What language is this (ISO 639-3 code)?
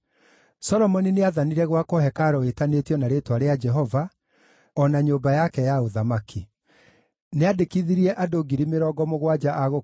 kik